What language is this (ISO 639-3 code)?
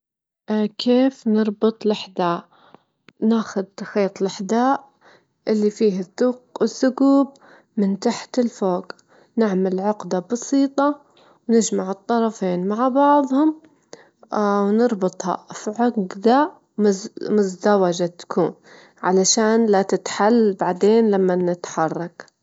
afb